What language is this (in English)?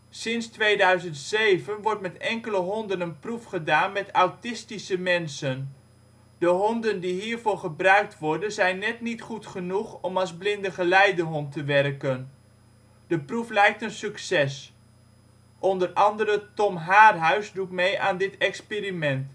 Dutch